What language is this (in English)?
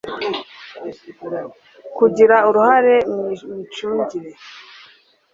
Kinyarwanda